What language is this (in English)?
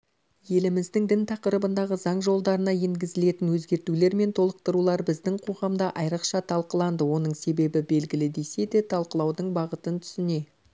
Kazakh